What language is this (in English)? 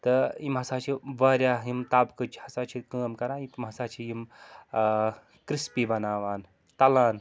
Kashmiri